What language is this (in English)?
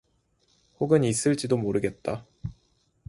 Korean